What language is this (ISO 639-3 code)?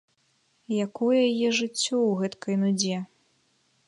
bel